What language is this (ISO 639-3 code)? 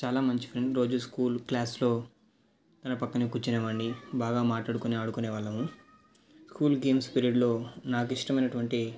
tel